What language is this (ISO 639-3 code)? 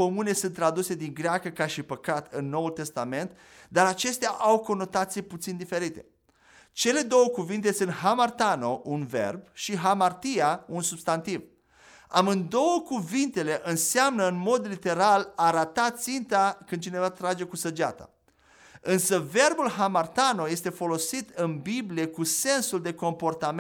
ron